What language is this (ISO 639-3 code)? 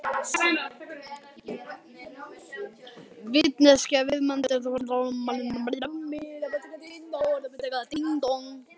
isl